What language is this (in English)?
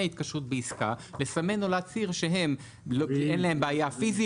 Hebrew